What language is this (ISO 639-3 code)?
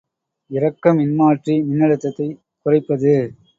tam